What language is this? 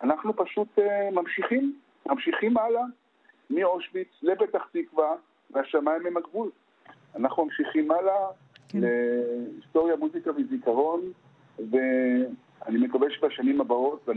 Hebrew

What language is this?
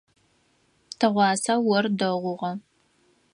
Adyghe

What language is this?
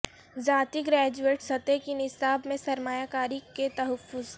Urdu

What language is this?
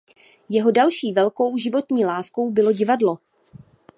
Czech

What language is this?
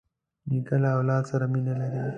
Pashto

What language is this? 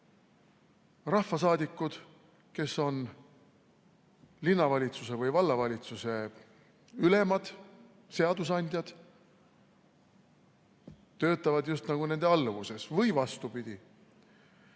Estonian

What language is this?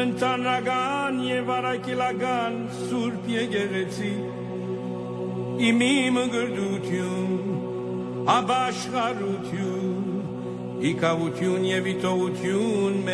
Slovak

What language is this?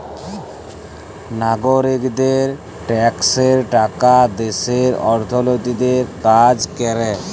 Bangla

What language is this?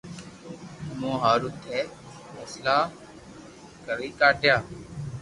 Loarki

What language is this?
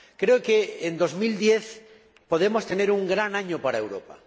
Spanish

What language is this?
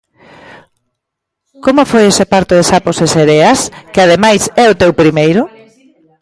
Galician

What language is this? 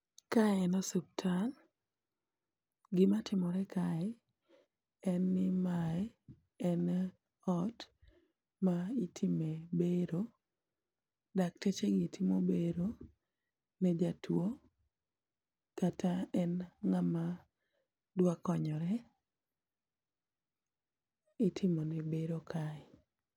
Luo (Kenya and Tanzania)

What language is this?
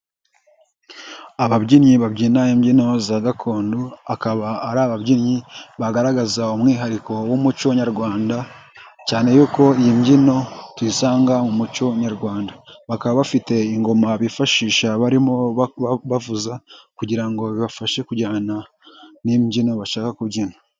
Kinyarwanda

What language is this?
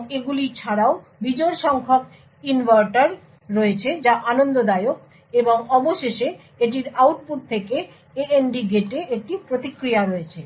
Bangla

